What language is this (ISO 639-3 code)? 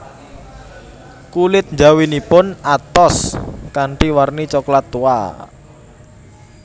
jav